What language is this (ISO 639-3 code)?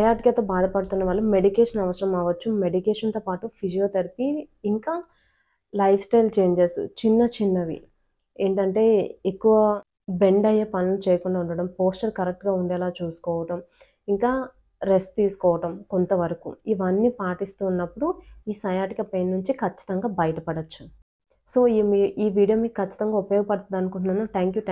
tel